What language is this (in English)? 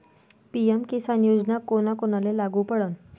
Marathi